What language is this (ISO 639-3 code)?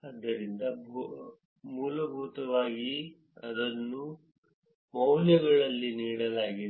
kan